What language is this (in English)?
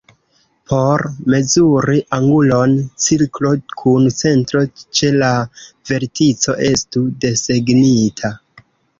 Esperanto